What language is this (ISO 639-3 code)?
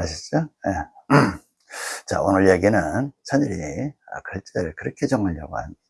kor